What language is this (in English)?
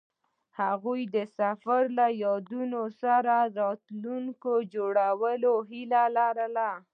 Pashto